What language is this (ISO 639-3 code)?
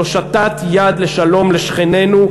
heb